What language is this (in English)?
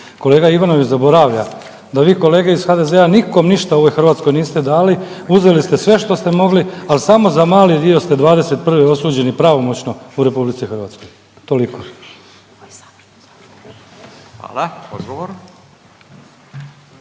Croatian